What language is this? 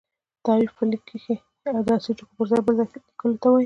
Pashto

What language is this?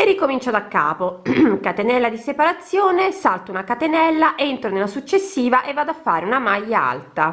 Italian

